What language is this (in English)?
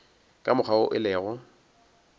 Northern Sotho